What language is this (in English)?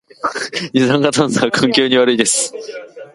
Japanese